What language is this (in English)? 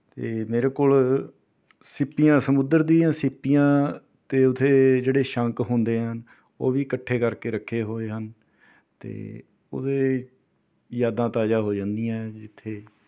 Punjabi